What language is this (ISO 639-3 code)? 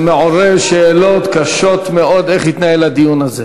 heb